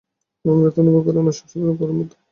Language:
Bangla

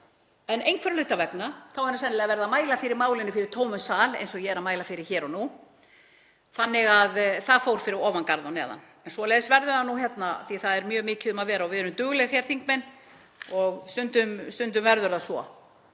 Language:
Icelandic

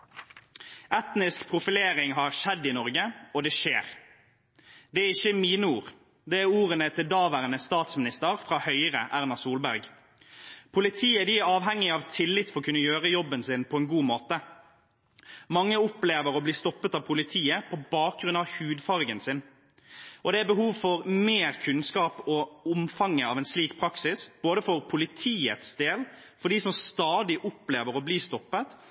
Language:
Norwegian Bokmål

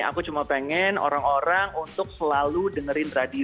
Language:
Indonesian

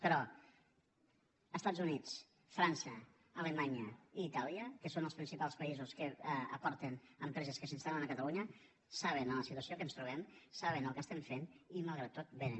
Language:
Catalan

